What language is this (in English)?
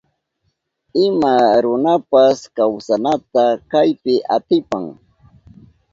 Southern Pastaza Quechua